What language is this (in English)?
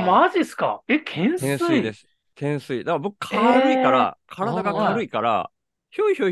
Japanese